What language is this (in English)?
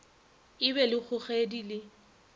Northern Sotho